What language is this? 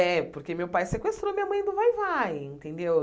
Portuguese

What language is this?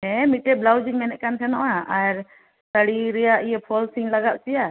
Santali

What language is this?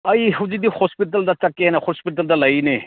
Manipuri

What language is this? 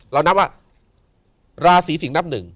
Thai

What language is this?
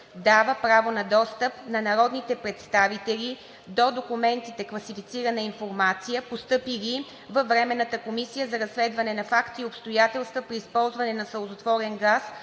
Bulgarian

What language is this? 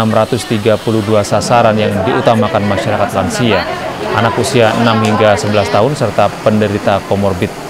Indonesian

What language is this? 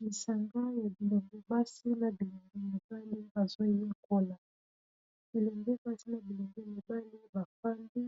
Lingala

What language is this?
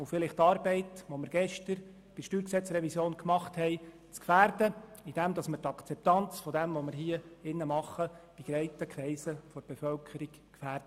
Swiss German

